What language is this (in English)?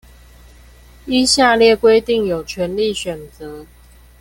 Chinese